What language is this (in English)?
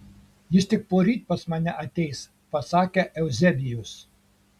Lithuanian